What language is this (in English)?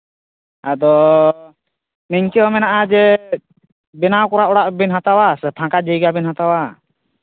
Santali